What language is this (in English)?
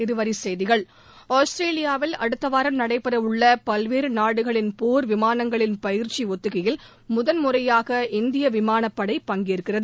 Tamil